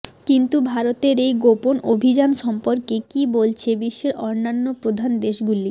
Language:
Bangla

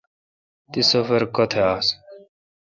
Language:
Kalkoti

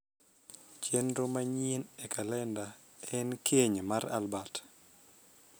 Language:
Luo (Kenya and Tanzania)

